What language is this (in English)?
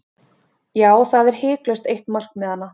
Icelandic